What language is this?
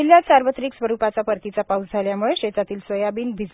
Marathi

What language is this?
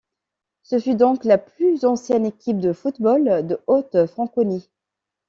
French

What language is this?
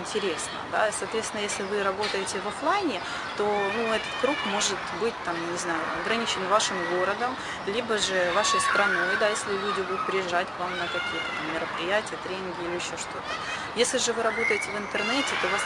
Russian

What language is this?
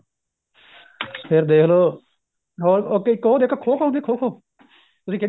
Punjabi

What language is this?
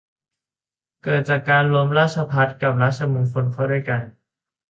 Thai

